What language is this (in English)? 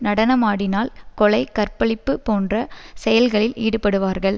Tamil